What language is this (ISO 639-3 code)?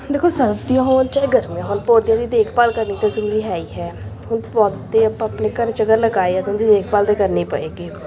pan